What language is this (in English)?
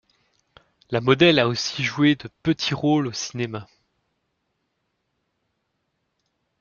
French